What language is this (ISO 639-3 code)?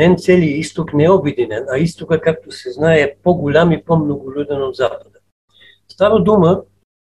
bul